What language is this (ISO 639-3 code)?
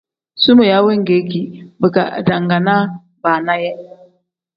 kdh